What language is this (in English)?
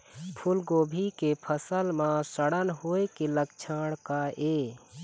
Chhattisgarhi